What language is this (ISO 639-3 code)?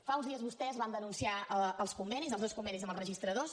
cat